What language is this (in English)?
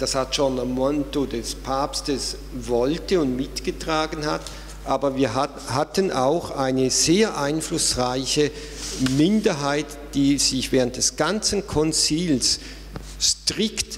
German